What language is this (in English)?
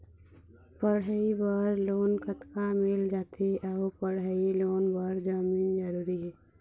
Chhattisgarhi